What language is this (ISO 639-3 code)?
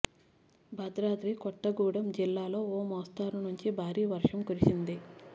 tel